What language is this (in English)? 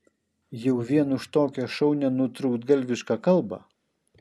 Lithuanian